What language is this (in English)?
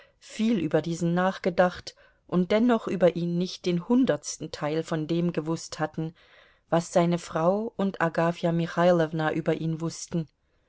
German